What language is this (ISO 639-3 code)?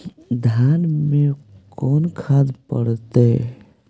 mag